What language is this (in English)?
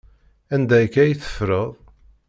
Kabyle